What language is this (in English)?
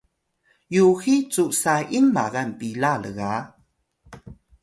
Atayal